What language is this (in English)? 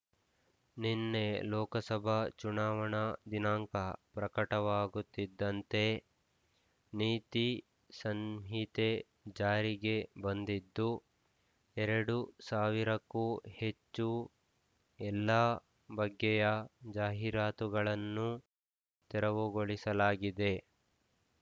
Kannada